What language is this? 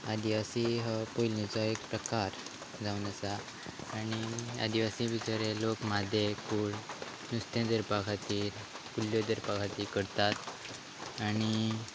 Konkani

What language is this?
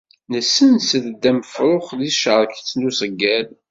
Kabyle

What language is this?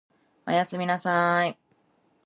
Japanese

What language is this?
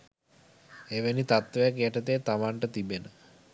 Sinhala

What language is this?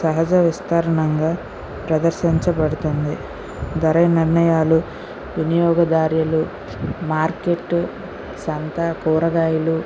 Telugu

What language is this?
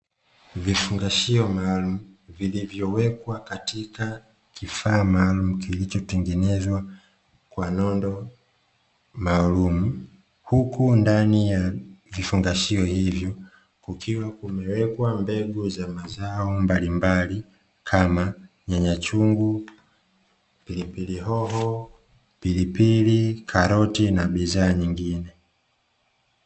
Swahili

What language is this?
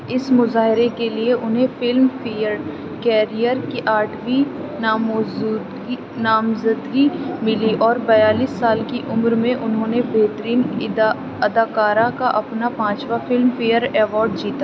Urdu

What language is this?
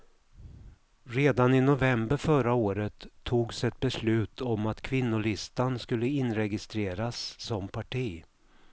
Swedish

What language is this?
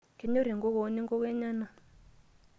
Masai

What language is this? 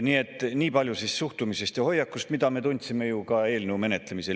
Estonian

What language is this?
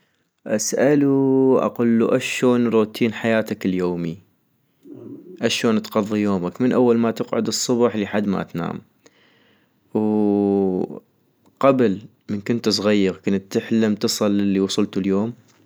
North Mesopotamian Arabic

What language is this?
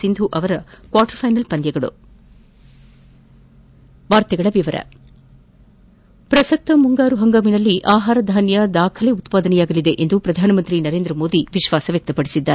Kannada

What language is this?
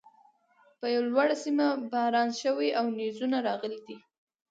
Pashto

